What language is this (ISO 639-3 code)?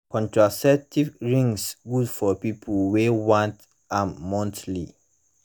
pcm